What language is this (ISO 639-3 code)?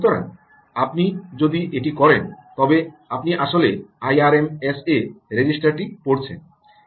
ben